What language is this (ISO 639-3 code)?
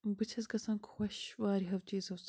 kas